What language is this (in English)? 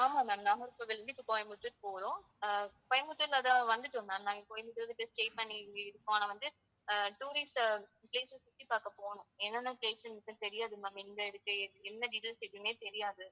Tamil